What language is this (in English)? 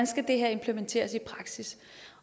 Danish